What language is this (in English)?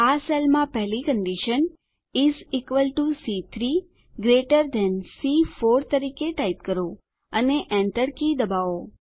Gujarati